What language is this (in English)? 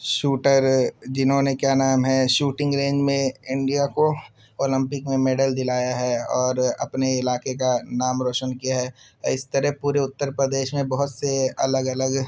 Urdu